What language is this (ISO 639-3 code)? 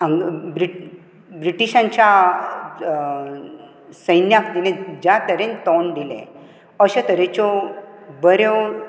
kok